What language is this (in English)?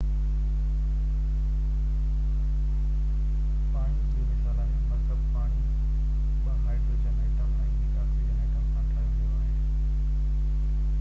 Sindhi